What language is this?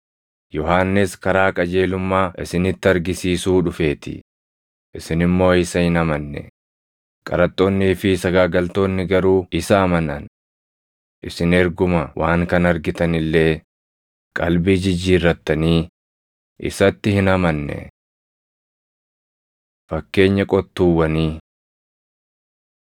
Oromo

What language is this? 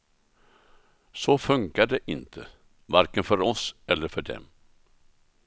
Swedish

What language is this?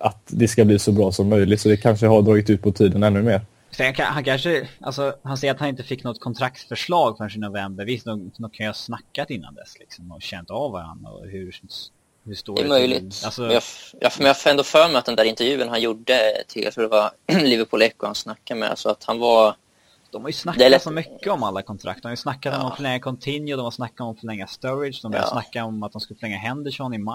Swedish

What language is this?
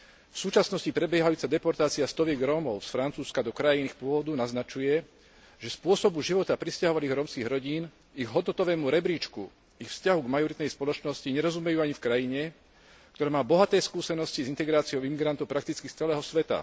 Slovak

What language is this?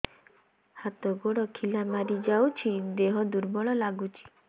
Odia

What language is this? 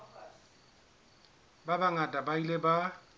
Southern Sotho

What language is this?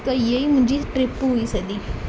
Sindhi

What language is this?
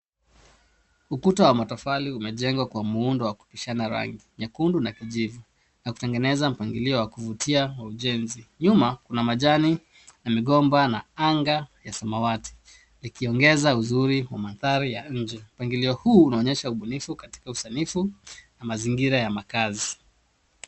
Swahili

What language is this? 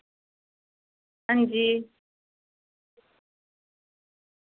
Dogri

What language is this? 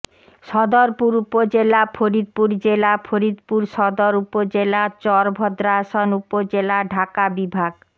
Bangla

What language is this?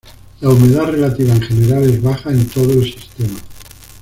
Spanish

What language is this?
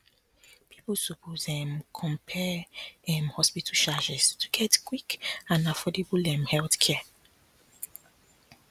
Nigerian Pidgin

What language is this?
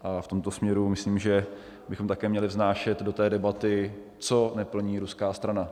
Czech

